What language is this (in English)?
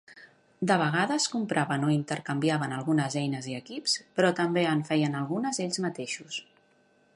Catalan